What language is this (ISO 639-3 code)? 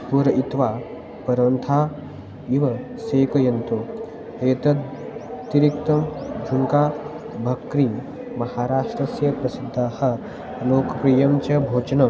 san